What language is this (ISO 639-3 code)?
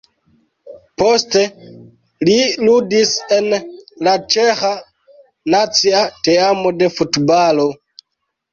epo